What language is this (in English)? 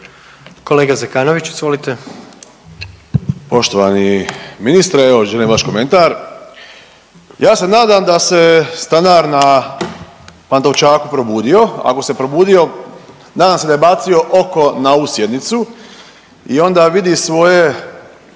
Croatian